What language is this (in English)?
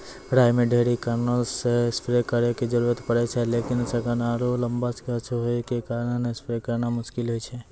Maithili